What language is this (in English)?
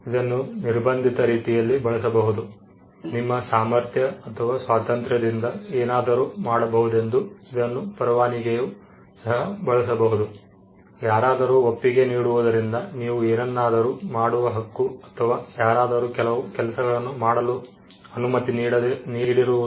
Kannada